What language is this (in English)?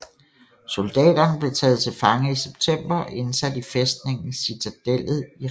Danish